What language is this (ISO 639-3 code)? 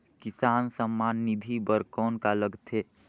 hne